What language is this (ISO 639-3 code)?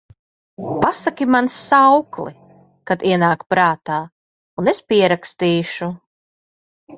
lav